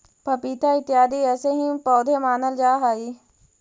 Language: Magahi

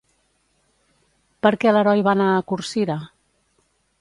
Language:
Catalan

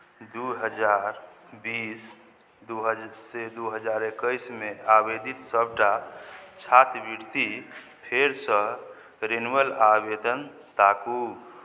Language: Maithili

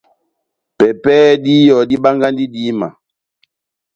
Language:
Batanga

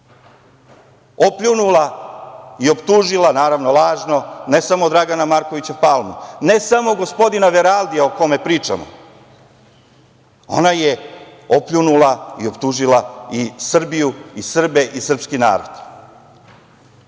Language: Serbian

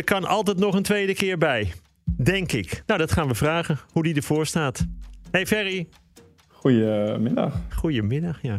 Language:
Dutch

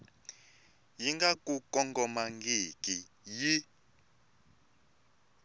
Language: Tsonga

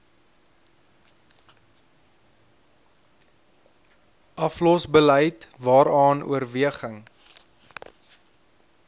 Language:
Afrikaans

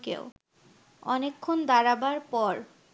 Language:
Bangla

